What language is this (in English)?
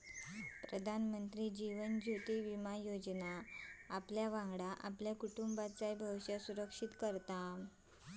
Marathi